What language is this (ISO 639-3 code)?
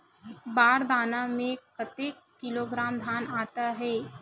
hne